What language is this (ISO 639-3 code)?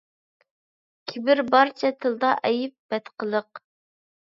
uig